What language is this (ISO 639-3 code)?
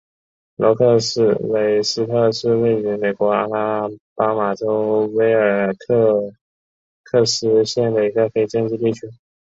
zho